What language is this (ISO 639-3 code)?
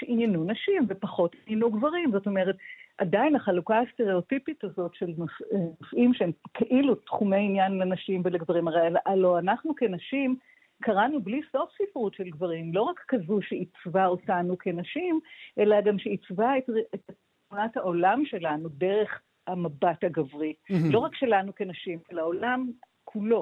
heb